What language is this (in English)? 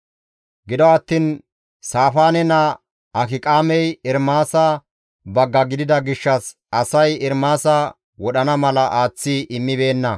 Gamo